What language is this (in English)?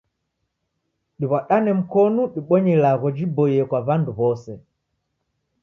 Taita